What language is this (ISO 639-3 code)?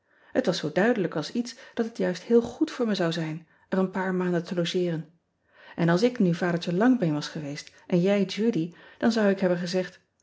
nld